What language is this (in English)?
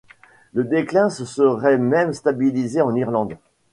French